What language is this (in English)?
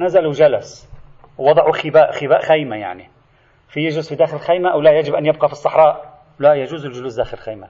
Arabic